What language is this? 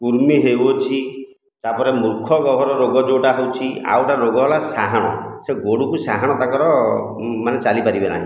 Odia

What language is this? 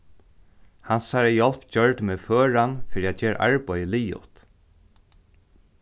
Faroese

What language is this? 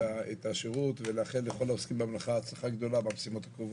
Hebrew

